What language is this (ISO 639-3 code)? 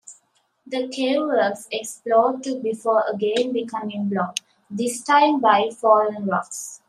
eng